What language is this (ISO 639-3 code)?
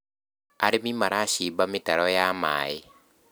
kik